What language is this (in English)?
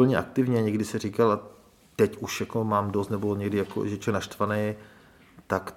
Czech